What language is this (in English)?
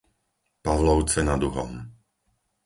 Slovak